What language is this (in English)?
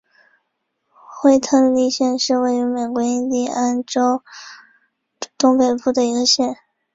Chinese